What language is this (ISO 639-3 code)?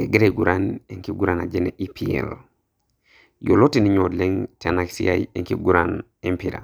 mas